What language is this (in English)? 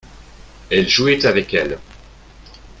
French